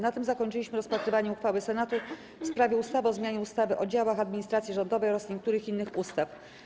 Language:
Polish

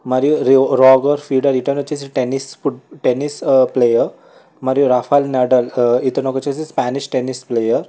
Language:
Telugu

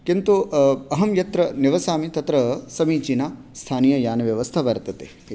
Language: Sanskrit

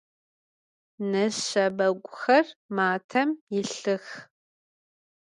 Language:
Adyghe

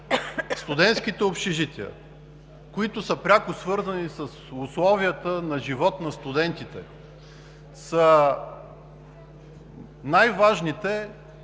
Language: Bulgarian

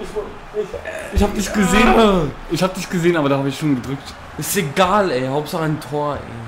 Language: German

